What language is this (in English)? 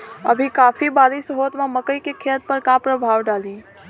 Bhojpuri